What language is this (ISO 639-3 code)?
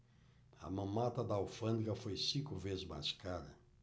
por